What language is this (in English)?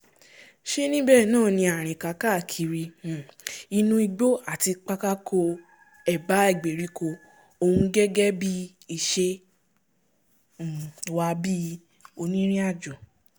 Yoruba